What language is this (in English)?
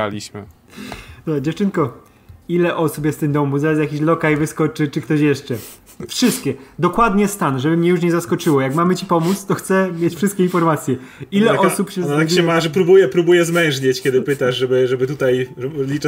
Polish